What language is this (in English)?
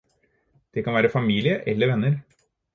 Norwegian Bokmål